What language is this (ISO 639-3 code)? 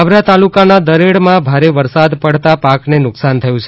guj